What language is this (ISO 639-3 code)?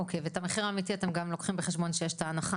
heb